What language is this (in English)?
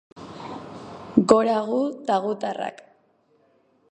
Basque